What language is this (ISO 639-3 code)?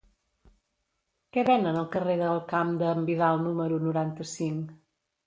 cat